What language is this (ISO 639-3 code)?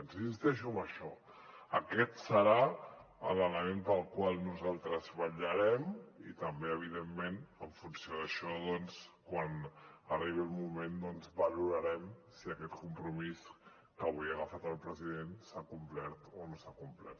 cat